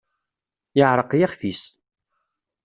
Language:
Kabyle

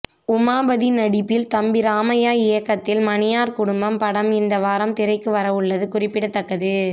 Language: Tamil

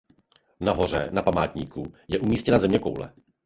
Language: Czech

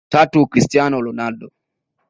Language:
Swahili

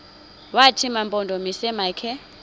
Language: Xhosa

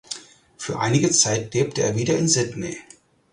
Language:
German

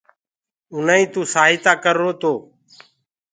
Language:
Gurgula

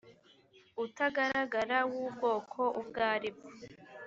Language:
Kinyarwanda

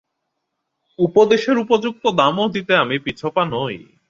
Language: Bangla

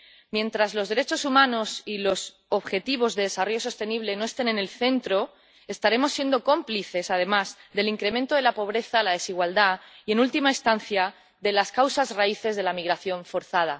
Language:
Spanish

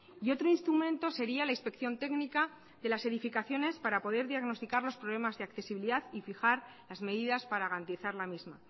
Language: Spanish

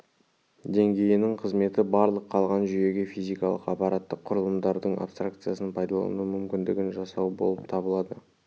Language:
Kazakh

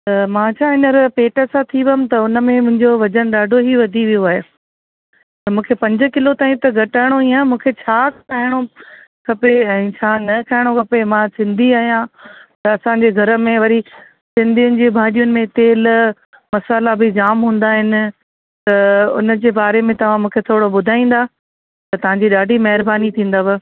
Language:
Sindhi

